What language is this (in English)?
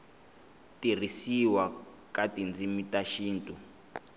Tsonga